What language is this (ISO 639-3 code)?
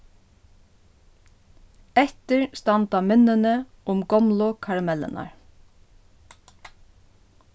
fao